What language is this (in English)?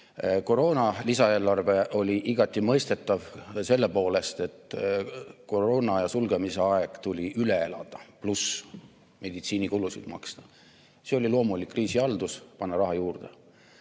Estonian